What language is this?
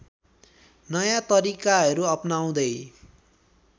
Nepali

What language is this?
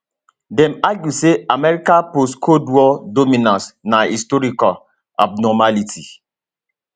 Nigerian Pidgin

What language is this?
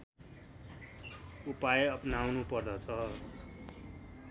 Nepali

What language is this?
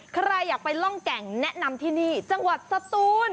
Thai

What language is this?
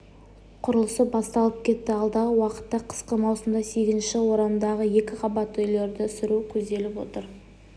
Kazakh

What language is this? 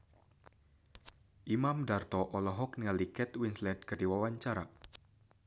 Sundanese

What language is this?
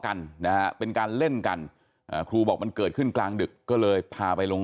Thai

